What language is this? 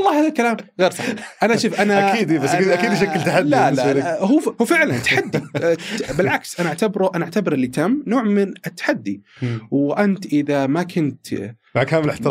Arabic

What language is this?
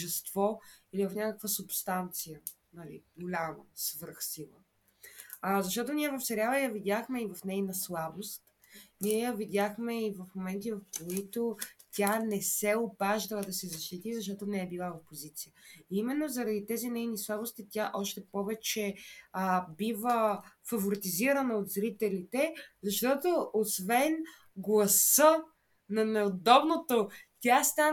Bulgarian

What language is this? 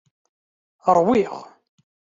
Kabyle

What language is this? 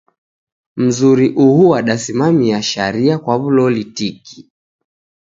Taita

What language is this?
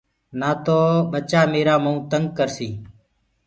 Gurgula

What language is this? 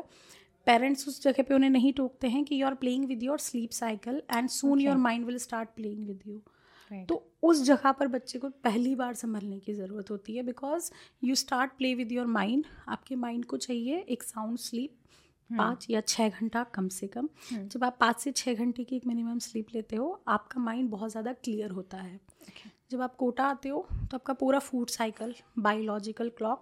Hindi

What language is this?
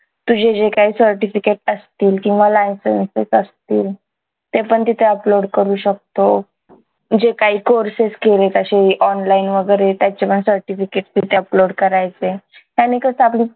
Marathi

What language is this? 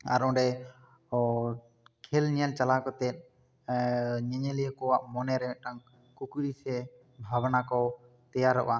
Santali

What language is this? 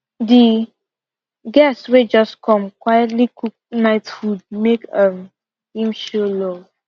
Nigerian Pidgin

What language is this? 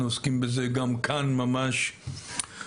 Hebrew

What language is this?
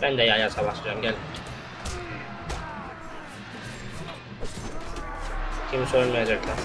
Turkish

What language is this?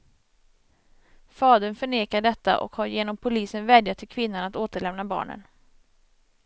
Swedish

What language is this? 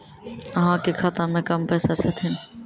Maithili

